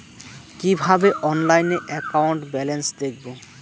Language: Bangla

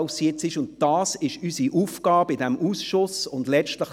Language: Swiss German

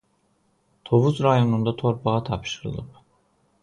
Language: Azerbaijani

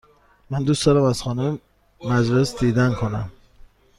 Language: Persian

